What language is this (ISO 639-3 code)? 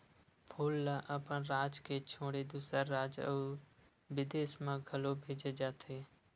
hne